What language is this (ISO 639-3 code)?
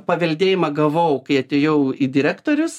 lit